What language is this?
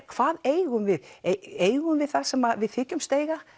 Icelandic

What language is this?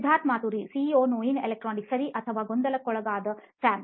Kannada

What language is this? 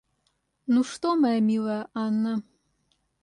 Russian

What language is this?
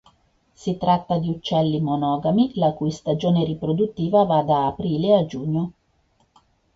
Italian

